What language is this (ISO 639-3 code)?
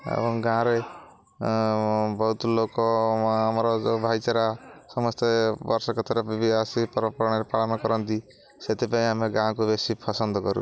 ori